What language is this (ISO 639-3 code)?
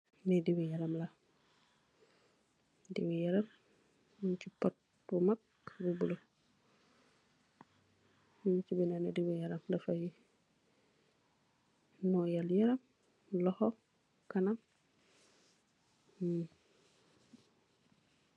wol